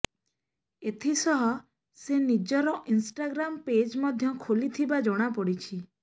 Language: Odia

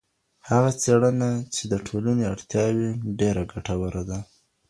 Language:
Pashto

